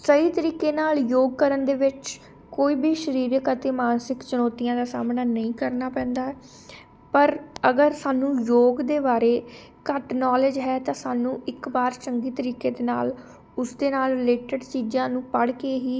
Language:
Punjabi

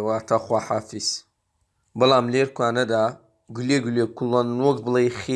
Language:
Turkish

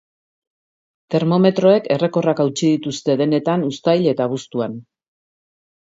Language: Basque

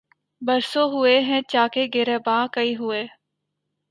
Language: Urdu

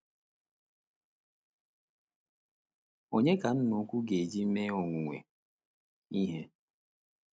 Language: Igbo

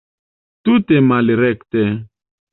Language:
Esperanto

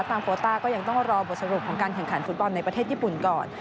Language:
Thai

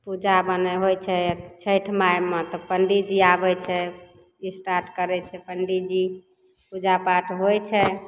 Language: Maithili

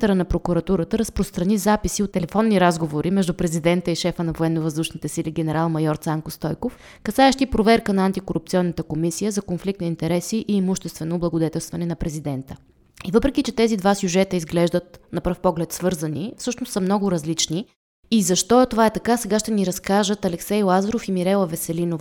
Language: Bulgarian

